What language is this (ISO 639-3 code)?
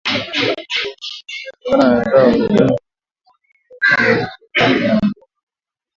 swa